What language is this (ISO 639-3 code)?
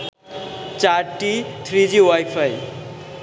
ben